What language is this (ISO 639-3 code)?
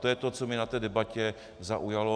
ces